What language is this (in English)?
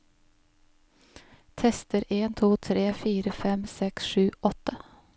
Norwegian